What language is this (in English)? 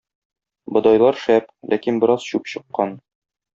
Tatar